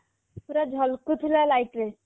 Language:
Odia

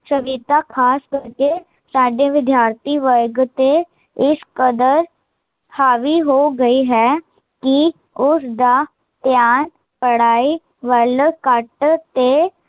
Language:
Punjabi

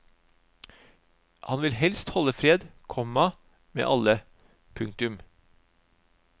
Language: Norwegian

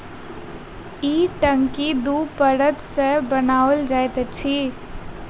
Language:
Maithili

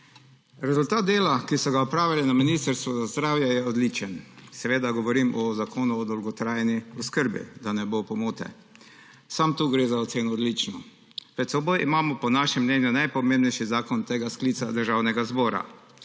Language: Slovenian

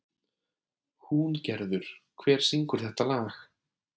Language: Icelandic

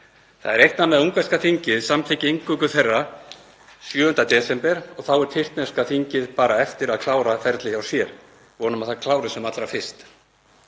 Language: Icelandic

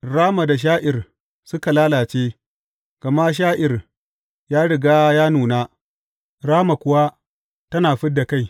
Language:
Hausa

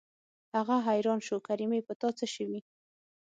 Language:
Pashto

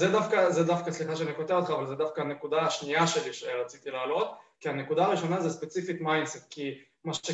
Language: Hebrew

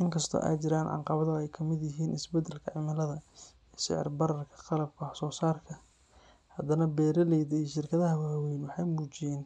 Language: Somali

